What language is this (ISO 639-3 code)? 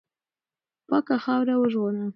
pus